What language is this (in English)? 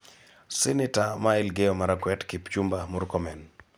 Luo (Kenya and Tanzania)